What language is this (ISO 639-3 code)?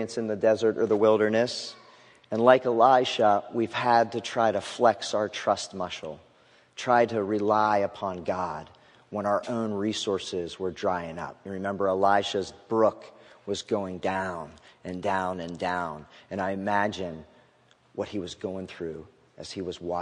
eng